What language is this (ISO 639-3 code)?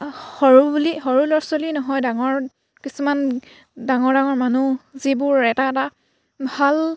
asm